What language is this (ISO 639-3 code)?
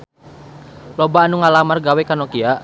sun